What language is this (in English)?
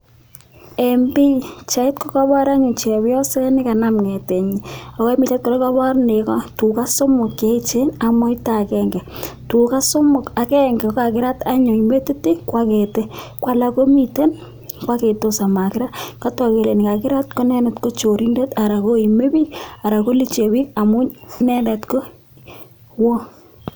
Kalenjin